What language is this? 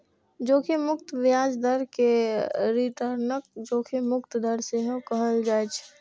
Maithili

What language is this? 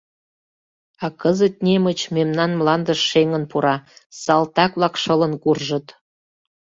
Mari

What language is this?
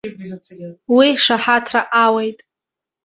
Abkhazian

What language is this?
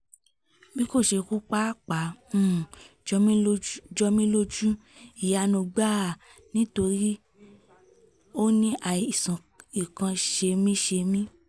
Yoruba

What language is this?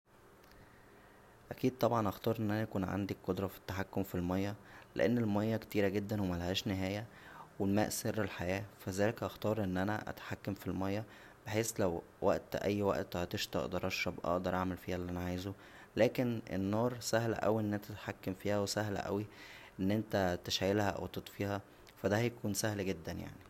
Egyptian Arabic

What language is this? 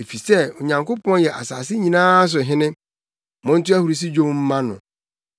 Akan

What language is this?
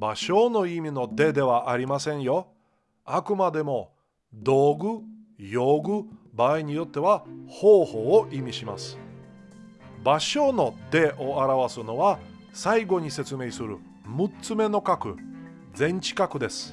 Japanese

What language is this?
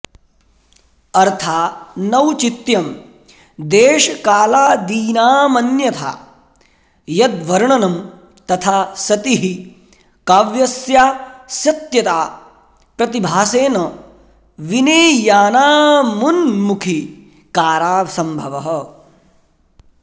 Sanskrit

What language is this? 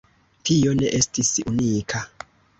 Esperanto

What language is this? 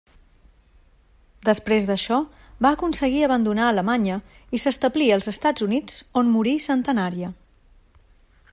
Catalan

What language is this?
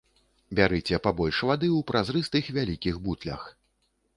Belarusian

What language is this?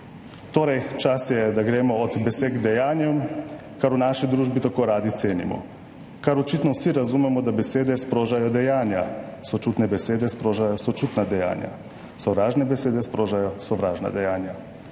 Slovenian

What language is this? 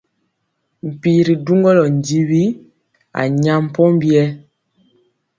Mpiemo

